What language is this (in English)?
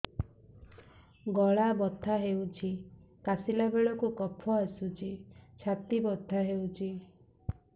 Odia